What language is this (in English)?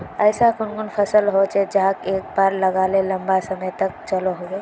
Magahi